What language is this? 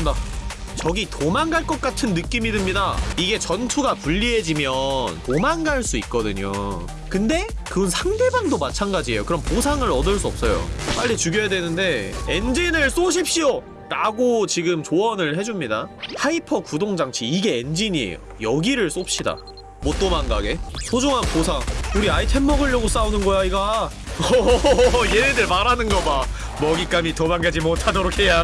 Korean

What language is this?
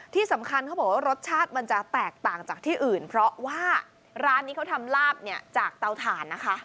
Thai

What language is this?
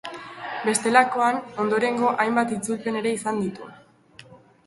Basque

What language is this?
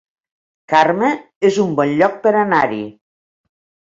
Catalan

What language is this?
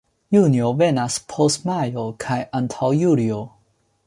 Esperanto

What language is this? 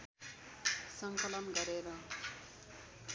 Nepali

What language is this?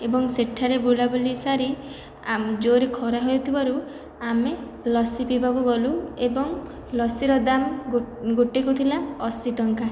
Odia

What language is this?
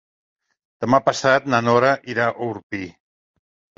Catalan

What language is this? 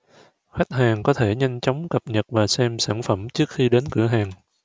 Vietnamese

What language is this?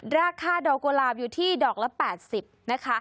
Thai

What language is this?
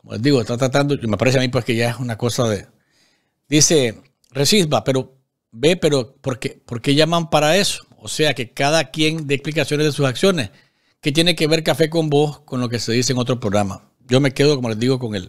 Spanish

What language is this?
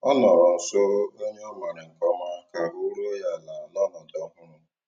Igbo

